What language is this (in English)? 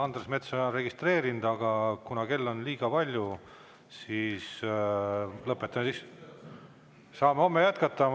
Estonian